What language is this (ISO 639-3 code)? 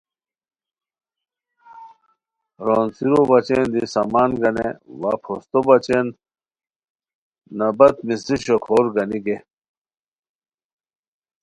khw